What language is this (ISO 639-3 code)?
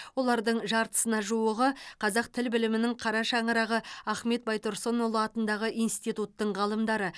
kaz